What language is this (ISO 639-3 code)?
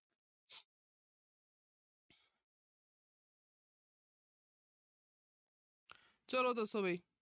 pan